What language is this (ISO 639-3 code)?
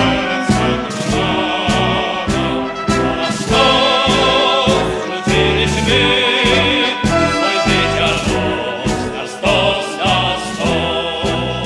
pol